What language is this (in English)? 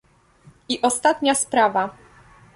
Polish